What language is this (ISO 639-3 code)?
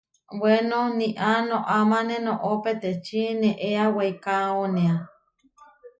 var